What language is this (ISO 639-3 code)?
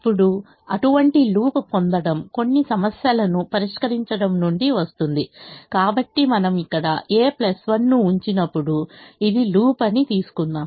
tel